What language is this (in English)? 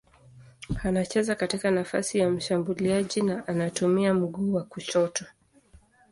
Swahili